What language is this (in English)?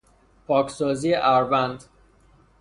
Persian